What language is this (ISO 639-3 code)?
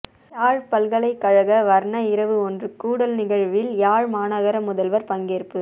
tam